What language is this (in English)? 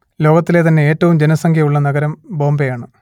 Malayalam